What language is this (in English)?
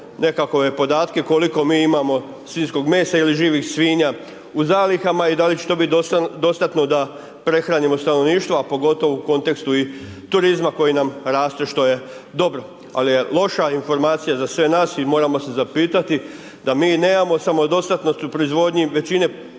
Croatian